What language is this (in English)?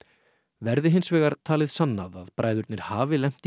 Icelandic